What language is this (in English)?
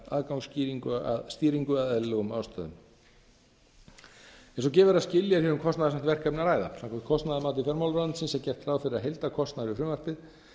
Icelandic